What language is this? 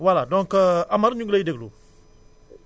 Wolof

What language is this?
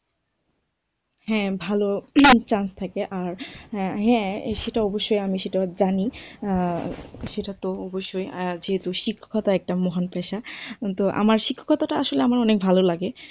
Bangla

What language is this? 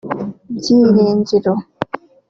Kinyarwanda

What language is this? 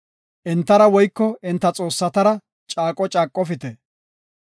Gofa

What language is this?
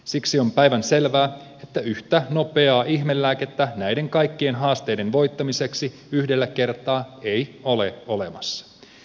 Finnish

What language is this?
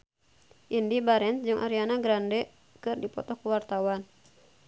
Sundanese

